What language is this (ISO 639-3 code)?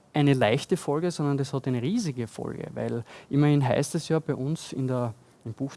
deu